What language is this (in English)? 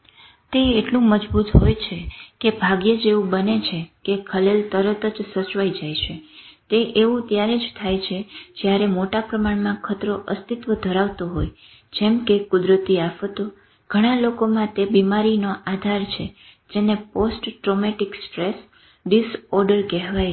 Gujarati